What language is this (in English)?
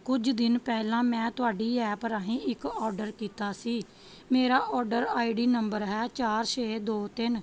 Punjabi